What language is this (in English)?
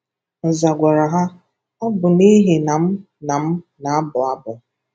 Igbo